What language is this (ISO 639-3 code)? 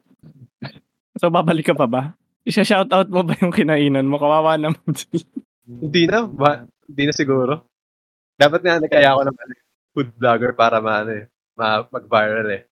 fil